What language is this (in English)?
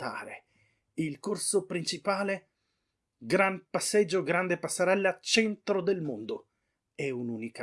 Italian